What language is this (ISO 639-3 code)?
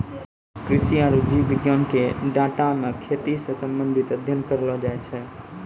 mai